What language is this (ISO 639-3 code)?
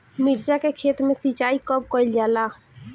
bho